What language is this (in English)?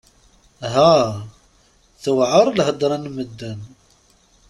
Kabyle